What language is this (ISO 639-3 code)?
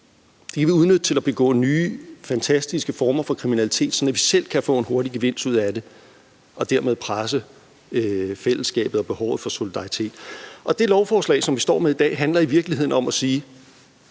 dan